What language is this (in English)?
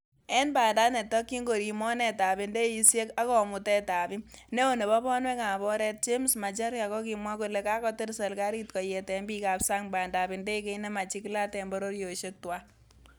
Kalenjin